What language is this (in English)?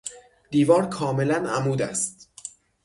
Persian